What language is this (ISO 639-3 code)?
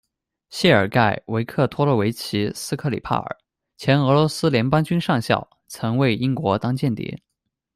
zho